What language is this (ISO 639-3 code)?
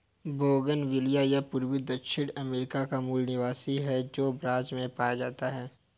hin